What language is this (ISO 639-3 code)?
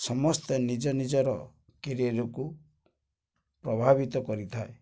ori